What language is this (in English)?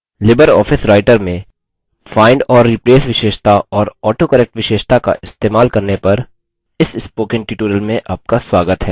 Hindi